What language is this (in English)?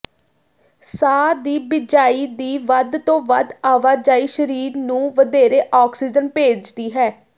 Punjabi